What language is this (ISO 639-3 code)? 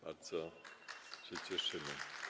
pol